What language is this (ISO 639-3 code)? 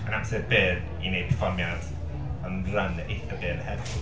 cym